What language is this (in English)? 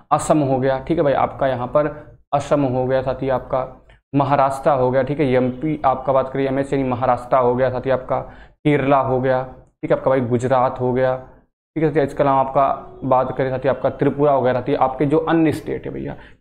Hindi